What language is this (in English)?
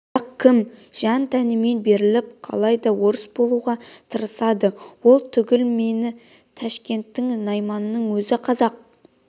Kazakh